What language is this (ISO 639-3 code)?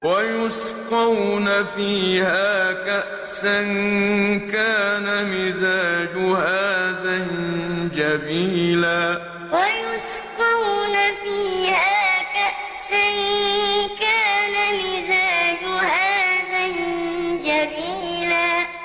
ara